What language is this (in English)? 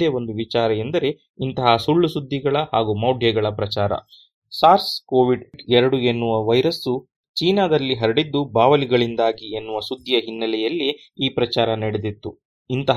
Kannada